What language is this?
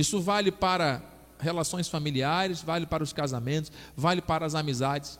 Portuguese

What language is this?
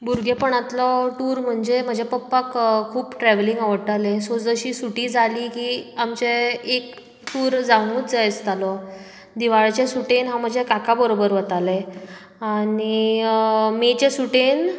Konkani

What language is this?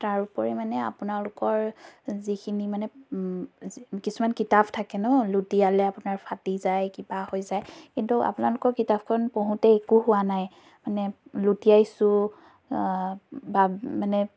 Assamese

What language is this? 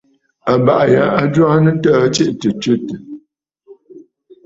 Bafut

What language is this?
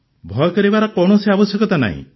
Odia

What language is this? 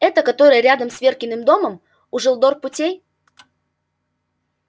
Russian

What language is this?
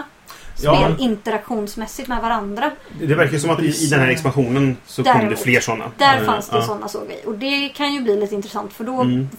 Swedish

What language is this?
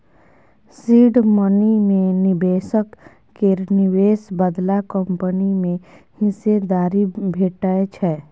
Maithili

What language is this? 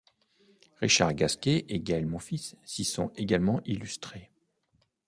French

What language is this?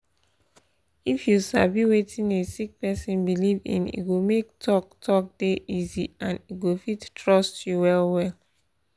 Nigerian Pidgin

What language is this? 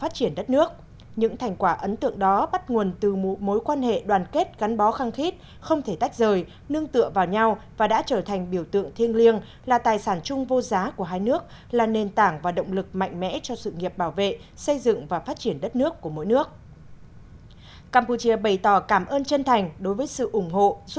Vietnamese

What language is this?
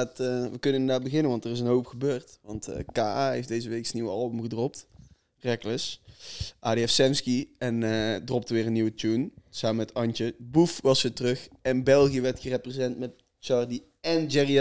Dutch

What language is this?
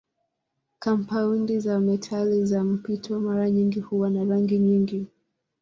Swahili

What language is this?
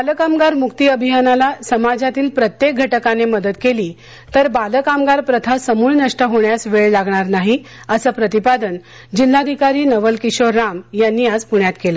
Marathi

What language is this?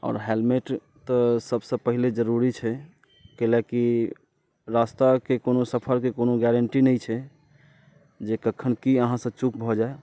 Maithili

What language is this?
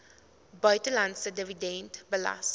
Afrikaans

